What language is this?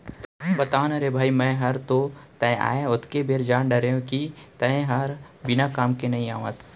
Chhattisgarhi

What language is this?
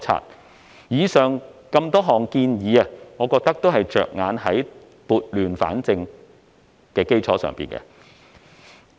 Cantonese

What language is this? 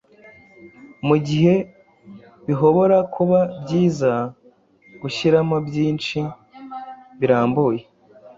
Kinyarwanda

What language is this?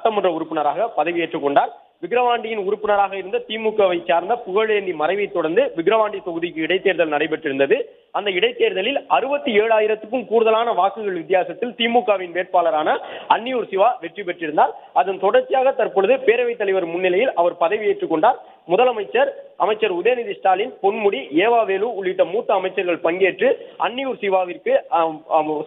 Tamil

